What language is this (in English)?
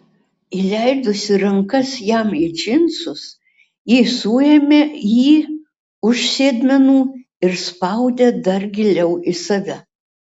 Lithuanian